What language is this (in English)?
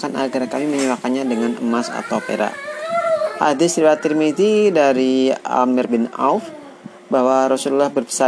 Indonesian